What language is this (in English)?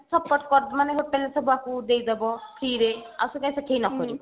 Odia